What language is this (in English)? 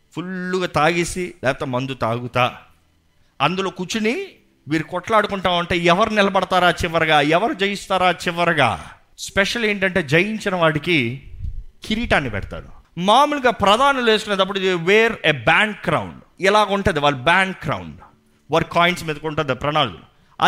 Telugu